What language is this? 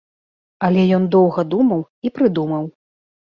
Belarusian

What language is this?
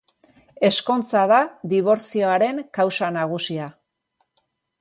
Basque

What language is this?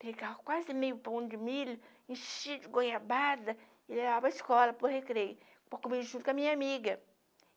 Portuguese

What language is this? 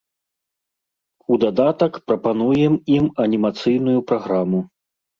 Belarusian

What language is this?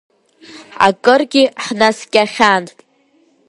Abkhazian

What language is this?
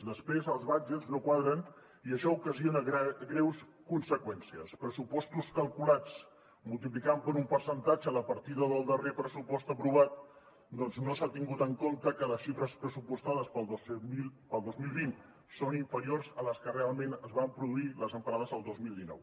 Catalan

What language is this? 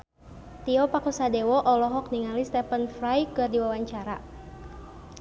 Sundanese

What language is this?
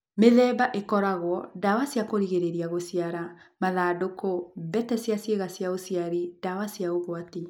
Kikuyu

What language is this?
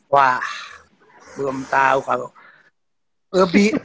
Indonesian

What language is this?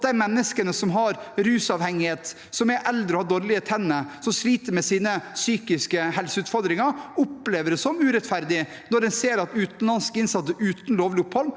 Norwegian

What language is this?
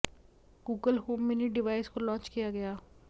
Hindi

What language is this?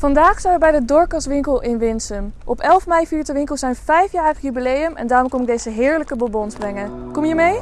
Dutch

